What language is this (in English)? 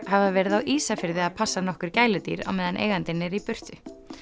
Icelandic